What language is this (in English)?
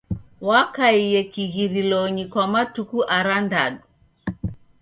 Taita